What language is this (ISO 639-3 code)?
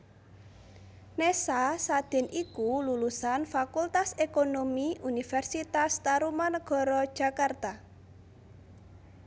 jav